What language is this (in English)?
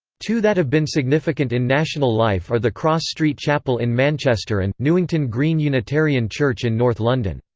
English